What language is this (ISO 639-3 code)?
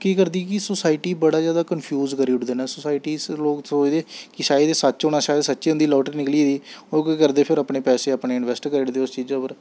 doi